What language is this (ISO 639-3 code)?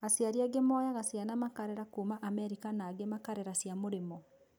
kik